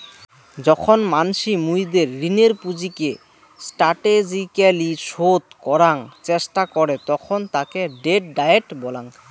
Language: Bangla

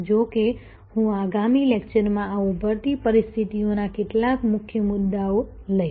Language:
Gujarati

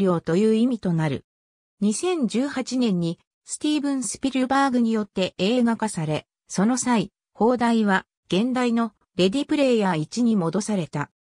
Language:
Japanese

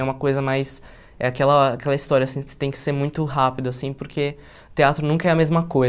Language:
Portuguese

